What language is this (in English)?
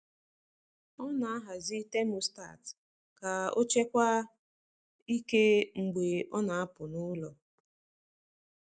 Igbo